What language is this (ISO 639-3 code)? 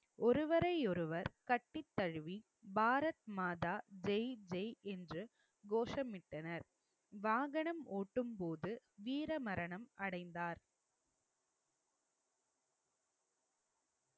tam